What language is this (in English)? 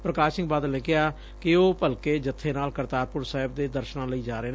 Punjabi